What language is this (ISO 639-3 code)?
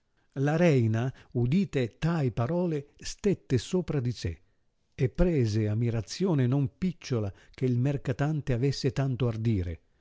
ita